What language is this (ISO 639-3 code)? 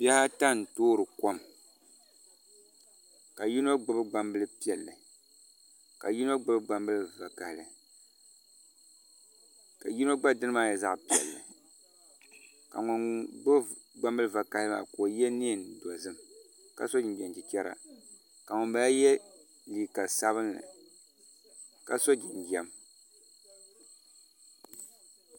dag